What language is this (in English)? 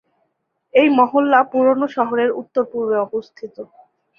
Bangla